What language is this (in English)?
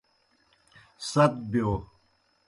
Kohistani Shina